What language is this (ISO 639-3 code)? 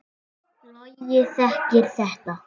isl